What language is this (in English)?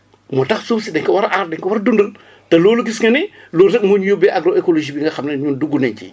Wolof